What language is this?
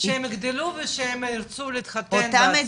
Hebrew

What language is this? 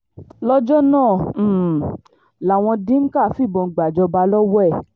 Yoruba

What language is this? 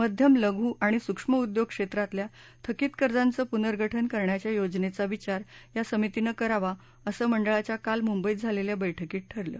Marathi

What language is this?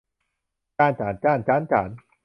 Thai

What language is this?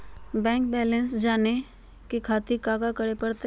Magahi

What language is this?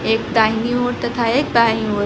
Hindi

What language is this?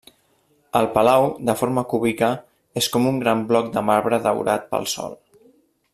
Catalan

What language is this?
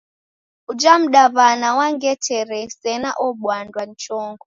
Taita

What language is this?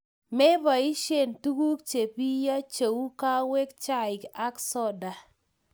Kalenjin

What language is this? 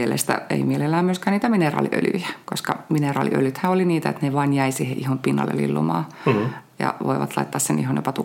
Finnish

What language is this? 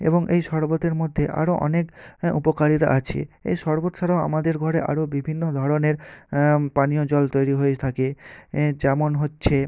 Bangla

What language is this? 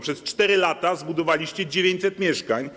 Polish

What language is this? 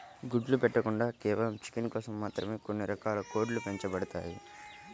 Telugu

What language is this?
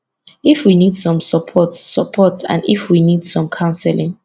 Nigerian Pidgin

